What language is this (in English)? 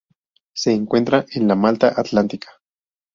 Spanish